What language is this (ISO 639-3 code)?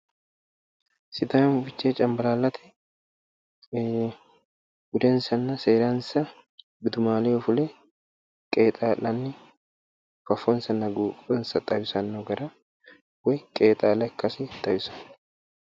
sid